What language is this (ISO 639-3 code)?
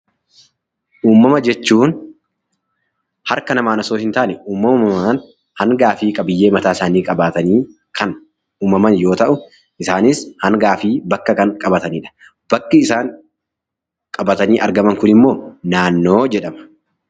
orm